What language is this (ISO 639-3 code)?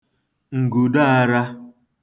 ibo